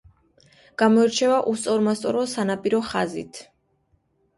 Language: Georgian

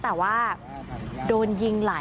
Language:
Thai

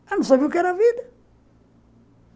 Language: Portuguese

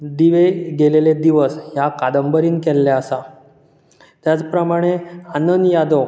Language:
Konkani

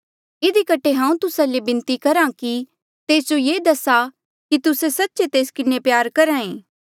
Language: Mandeali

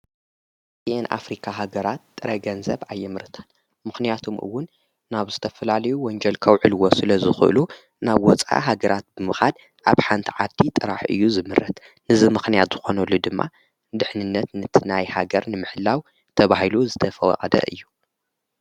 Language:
Tigrinya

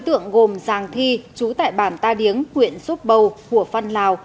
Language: Vietnamese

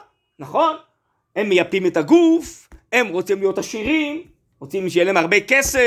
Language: Hebrew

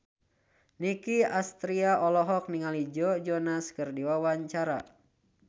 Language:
Sundanese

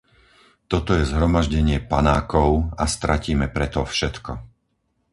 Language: Slovak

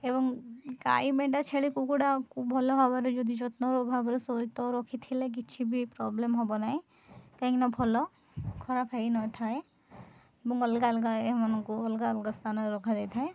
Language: Odia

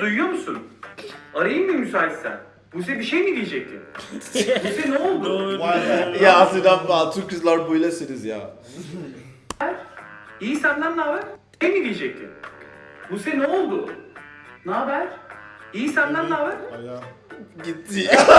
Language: Turkish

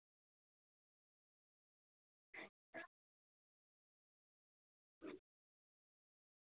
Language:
Kashmiri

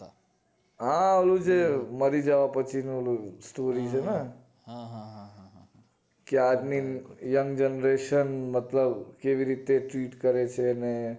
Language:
Gujarati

